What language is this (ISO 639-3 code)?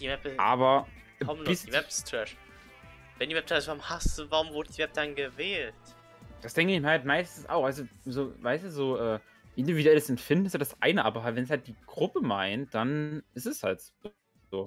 deu